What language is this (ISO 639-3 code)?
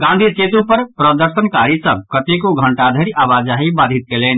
mai